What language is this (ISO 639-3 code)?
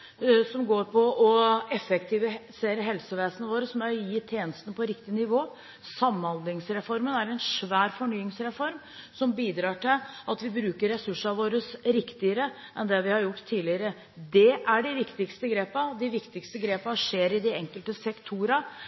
nob